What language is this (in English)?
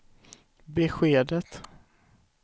Swedish